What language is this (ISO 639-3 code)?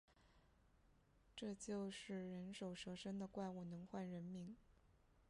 zho